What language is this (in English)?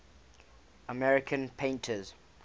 English